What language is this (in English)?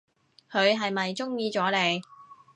Cantonese